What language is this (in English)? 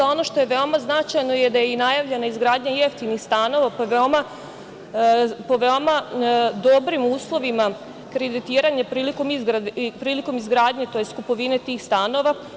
Serbian